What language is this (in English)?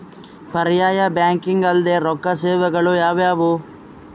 Kannada